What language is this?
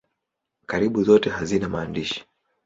Swahili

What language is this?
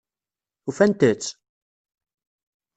Kabyle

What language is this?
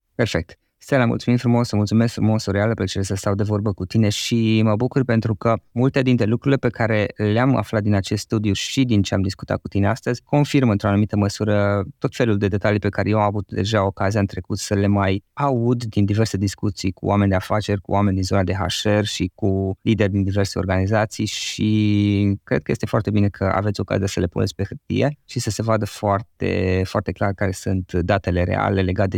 Romanian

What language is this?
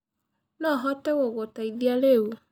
Kikuyu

